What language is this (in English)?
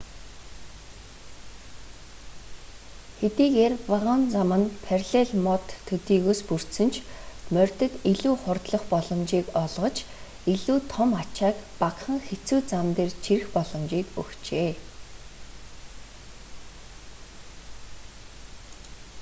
Mongolian